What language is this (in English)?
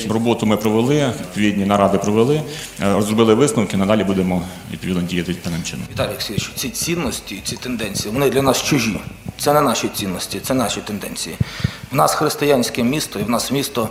Ukrainian